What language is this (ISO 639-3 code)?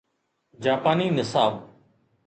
snd